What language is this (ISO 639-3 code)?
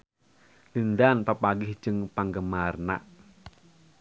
sun